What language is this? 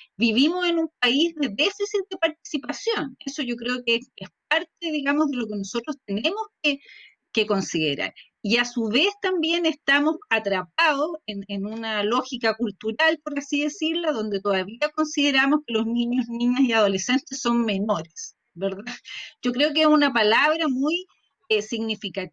Spanish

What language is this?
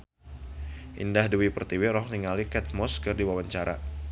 Sundanese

